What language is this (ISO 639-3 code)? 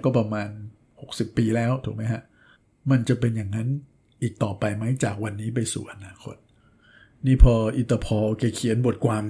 tha